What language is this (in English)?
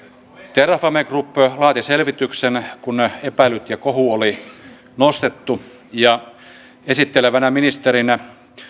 Finnish